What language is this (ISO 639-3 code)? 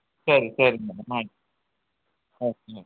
kan